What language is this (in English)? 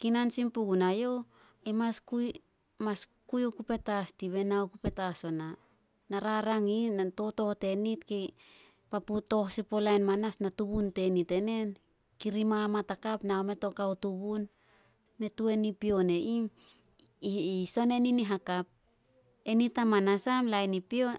Solos